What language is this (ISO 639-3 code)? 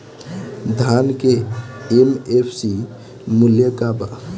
bho